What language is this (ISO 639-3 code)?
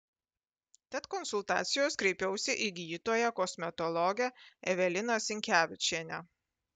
lit